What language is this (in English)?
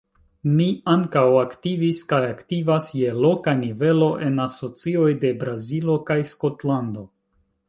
Esperanto